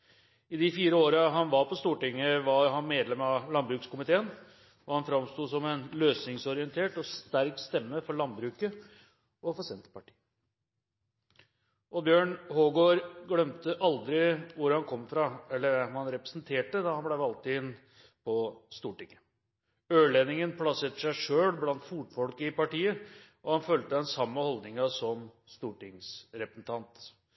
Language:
Norwegian Bokmål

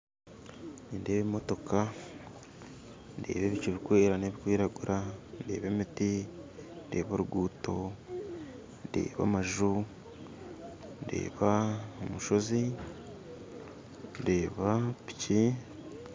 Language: Nyankole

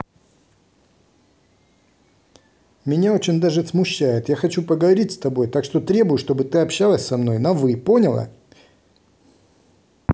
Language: Russian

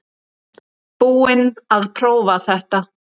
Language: Icelandic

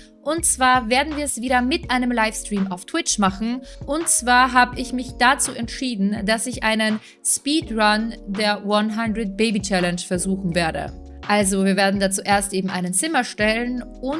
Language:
German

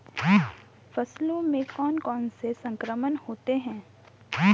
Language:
Hindi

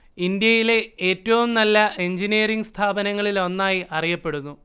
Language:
Malayalam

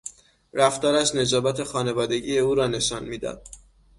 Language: Persian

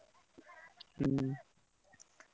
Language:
Odia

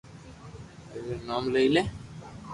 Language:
Loarki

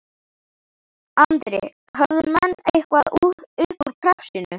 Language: Icelandic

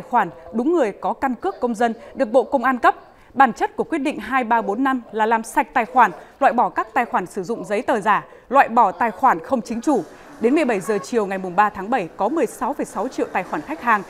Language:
Vietnamese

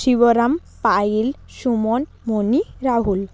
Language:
Bangla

